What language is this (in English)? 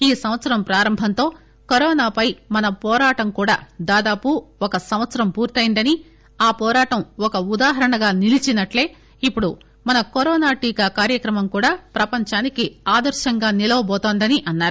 Telugu